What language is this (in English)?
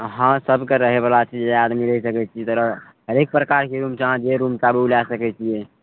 Maithili